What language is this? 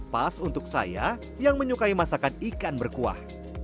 Indonesian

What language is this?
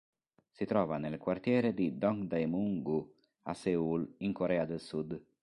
Italian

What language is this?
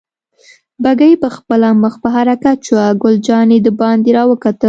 Pashto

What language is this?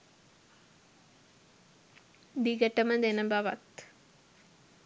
Sinhala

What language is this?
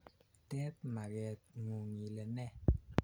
Kalenjin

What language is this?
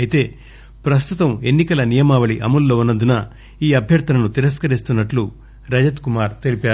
Telugu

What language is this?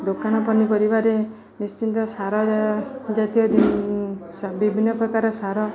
Odia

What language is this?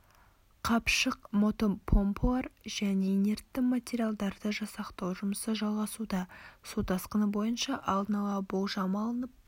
Kazakh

